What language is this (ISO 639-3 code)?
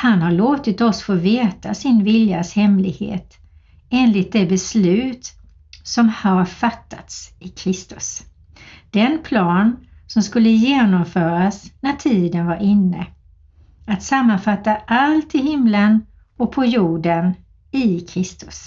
swe